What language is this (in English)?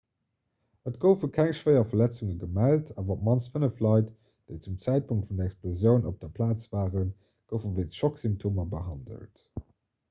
Luxembourgish